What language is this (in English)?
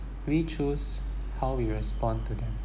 English